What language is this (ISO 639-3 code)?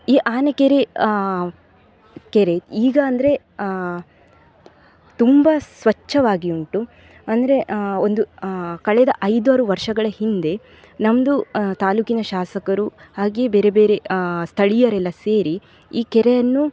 kan